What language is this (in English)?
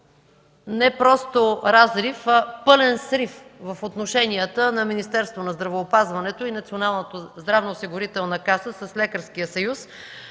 Bulgarian